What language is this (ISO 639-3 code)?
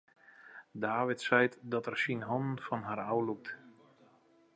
fry